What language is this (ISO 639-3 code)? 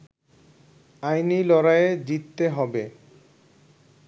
ben